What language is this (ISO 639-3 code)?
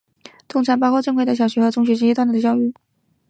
zho